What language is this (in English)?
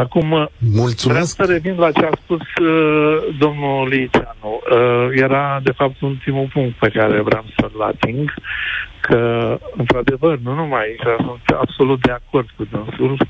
Romanian